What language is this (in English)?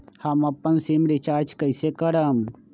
Magahi